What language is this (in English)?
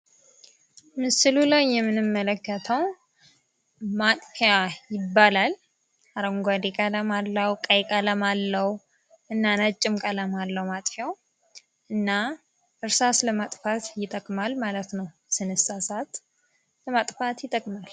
Amharic